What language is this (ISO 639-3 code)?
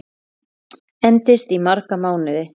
isl